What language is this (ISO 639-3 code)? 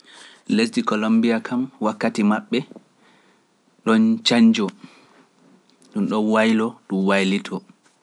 fuf